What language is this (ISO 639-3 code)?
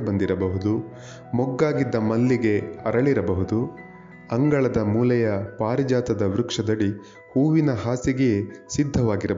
kan